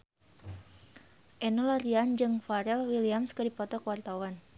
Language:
Sundanese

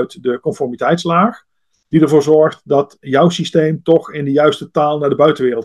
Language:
Dutch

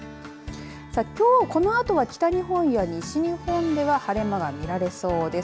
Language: Japanese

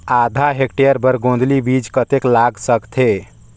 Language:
Chhattisgarhi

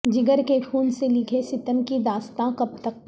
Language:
Urdu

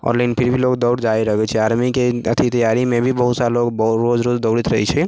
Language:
Maithili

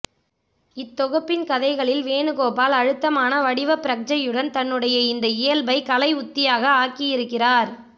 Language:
Tamil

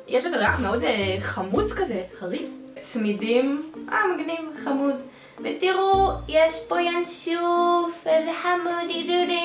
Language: Hebrew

